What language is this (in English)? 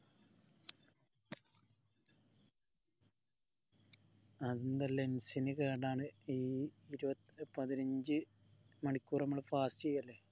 Malayalam